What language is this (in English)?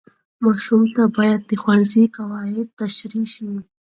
Pashto